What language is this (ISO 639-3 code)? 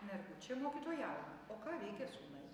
lit